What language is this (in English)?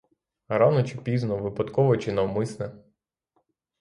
Ukrainian